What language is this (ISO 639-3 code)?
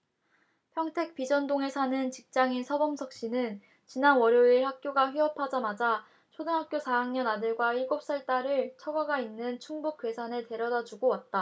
kor